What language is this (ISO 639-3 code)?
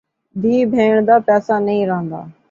skr